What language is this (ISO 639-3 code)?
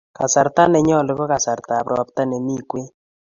kln